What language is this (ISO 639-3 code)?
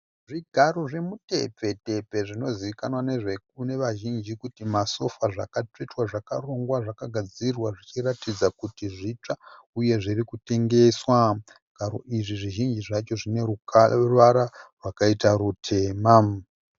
sna